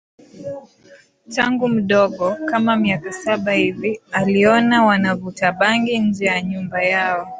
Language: Swahili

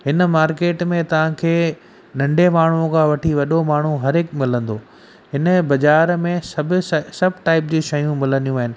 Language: Sindhi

